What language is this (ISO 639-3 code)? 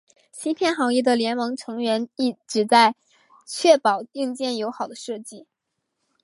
zho